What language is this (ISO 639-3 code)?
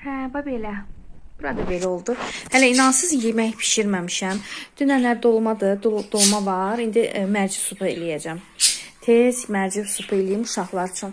tur